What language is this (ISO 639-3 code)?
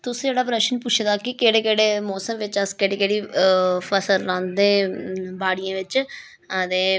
doi